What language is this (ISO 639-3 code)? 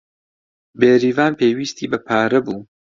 ckb